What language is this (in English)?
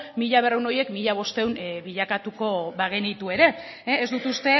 Basque